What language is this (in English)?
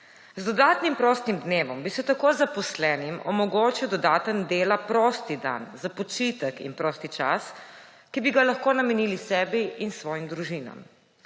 Slovenian